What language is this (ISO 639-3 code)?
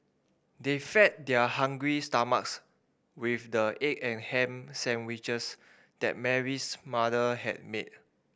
eng